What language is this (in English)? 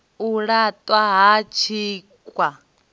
Venda